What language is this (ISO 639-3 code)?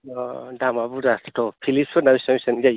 brx